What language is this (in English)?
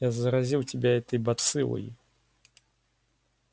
Russian